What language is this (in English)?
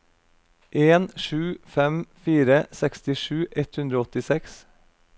Norwegian